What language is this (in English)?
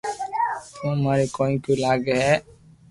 Loarki